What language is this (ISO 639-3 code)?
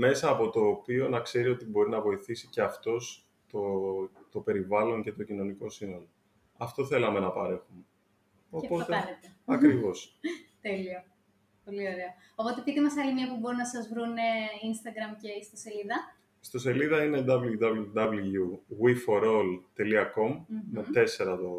ell